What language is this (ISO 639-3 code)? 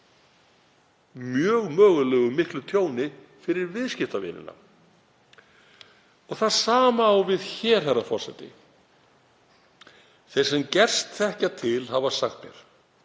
isl